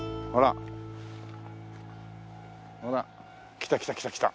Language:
Japanese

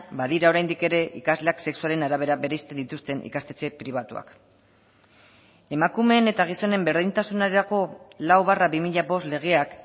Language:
Basque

